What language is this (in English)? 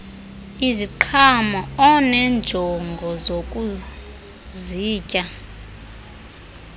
Xhosa